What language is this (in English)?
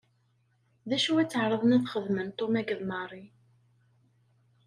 Kabyle